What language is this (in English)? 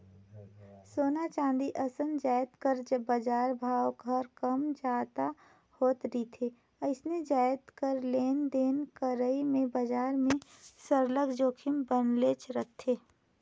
Chhattisgarhi